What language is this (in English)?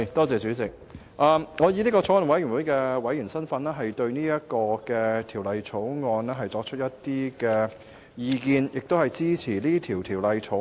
Cantonese